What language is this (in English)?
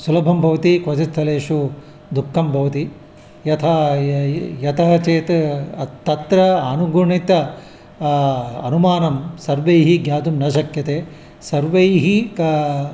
Sanskrit